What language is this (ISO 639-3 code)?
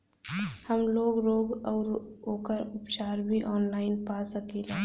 bho